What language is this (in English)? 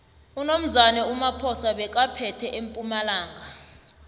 South Ndebele